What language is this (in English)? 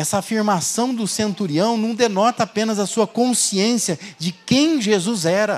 Portuguese